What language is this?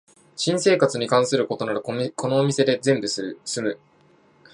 Japanese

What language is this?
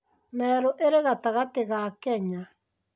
Kikuyu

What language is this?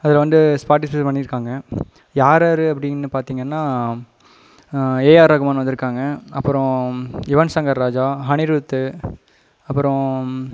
Tamil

